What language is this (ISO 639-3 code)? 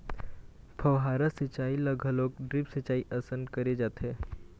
hne